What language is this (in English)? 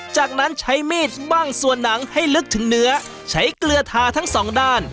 Thai